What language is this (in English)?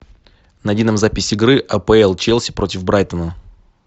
Russian